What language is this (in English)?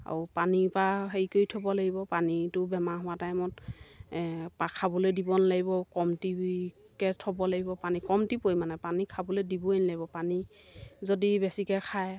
Assamese